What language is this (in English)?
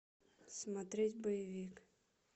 Russian